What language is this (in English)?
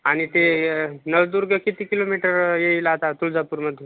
Marathi